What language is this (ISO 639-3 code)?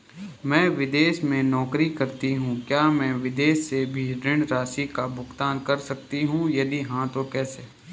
hin